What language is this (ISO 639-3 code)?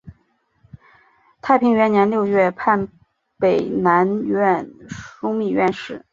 zho